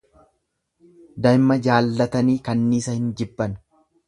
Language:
Oromo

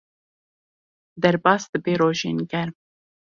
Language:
Kurdish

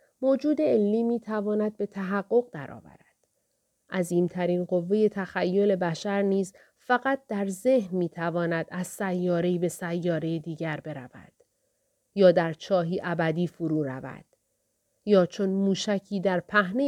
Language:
Persian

